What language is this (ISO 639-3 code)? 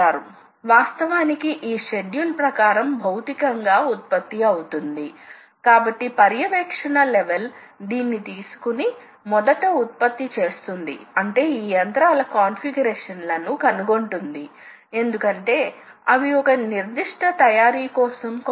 tel